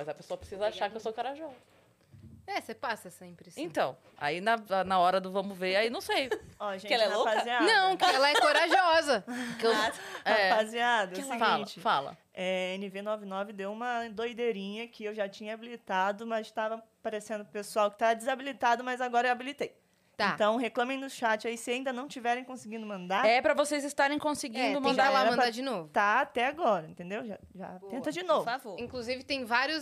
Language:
Portuguese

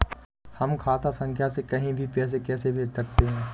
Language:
Hindi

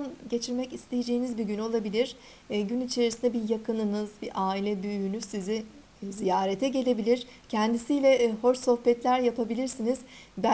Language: Turkish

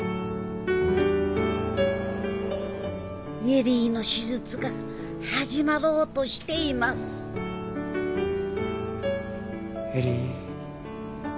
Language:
Japanese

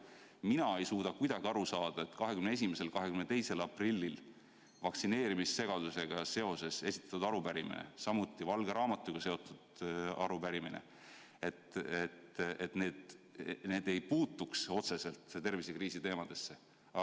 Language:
Estonian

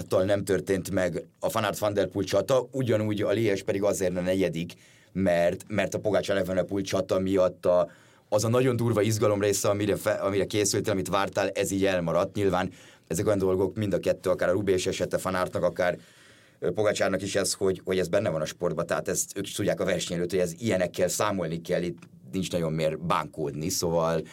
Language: Hungarian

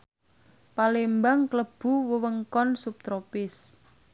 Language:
Javanese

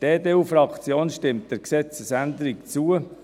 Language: Swiss German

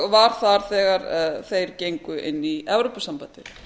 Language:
Icelandic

